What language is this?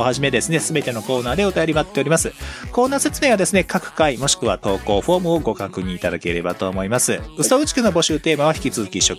Japanese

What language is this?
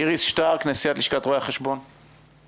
Hebrew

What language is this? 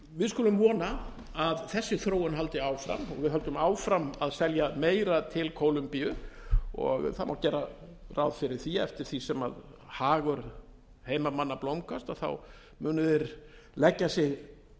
Icelandic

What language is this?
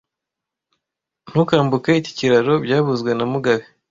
Kinyarwanda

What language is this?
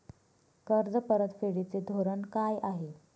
Marathi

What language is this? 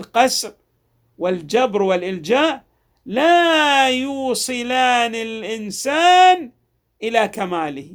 Arabic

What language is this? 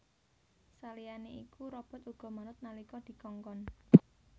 Javanese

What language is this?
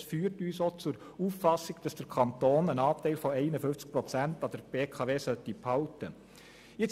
Swiss German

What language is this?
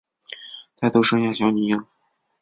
Chinese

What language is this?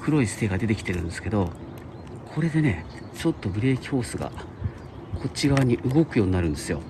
Japanese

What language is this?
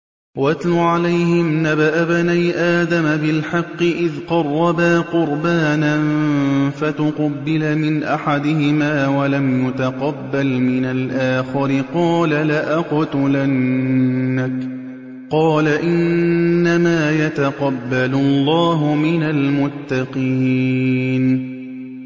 Arabic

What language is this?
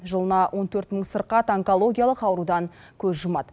Kazakh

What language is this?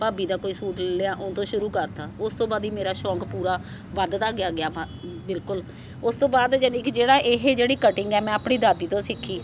Punjabi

